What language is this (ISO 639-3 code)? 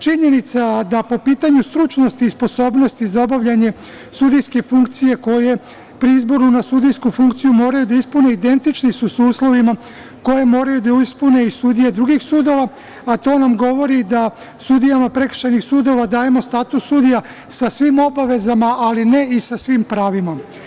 srp